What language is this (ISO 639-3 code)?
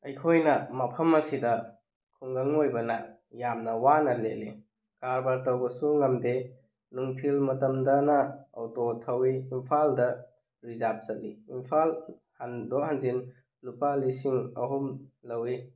mni